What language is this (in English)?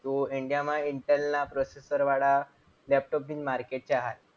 Gujarati